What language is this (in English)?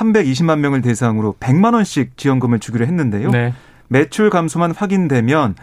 Korean